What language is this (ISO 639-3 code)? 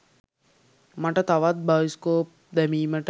sin